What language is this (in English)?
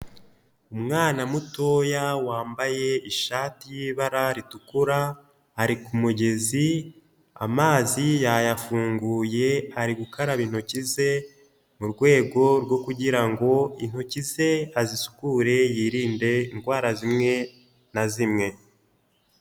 Kinyarwanda